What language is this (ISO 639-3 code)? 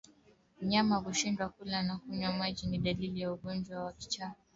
swa